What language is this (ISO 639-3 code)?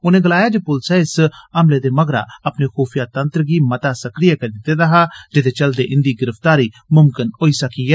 doi